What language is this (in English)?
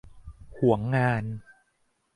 Thai